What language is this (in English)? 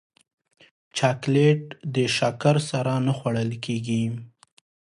Pashto